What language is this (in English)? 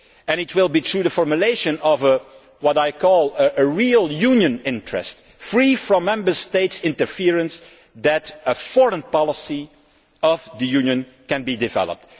English